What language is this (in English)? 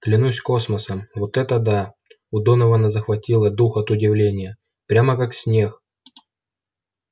Russian